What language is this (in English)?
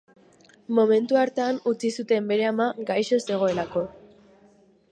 Basque